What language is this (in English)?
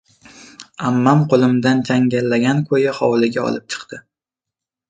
Uzbek